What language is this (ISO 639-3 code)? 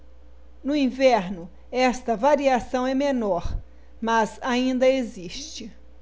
por